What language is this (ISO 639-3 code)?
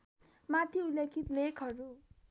nep